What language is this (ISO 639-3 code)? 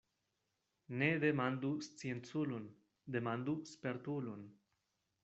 epo